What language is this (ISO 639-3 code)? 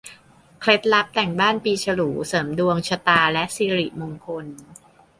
tha